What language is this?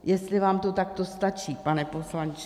Czech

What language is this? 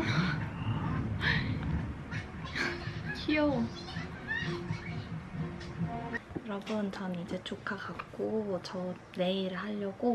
Korean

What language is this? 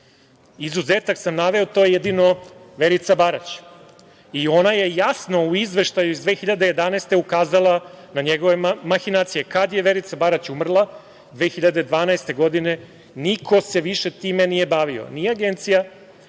Serbian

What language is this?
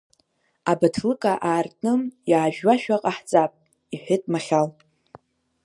Abkhazian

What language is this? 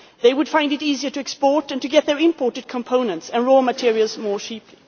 English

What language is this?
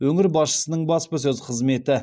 Kazakh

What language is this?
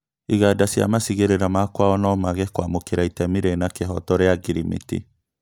Kikuyu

